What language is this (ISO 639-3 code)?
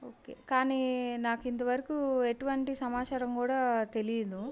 tel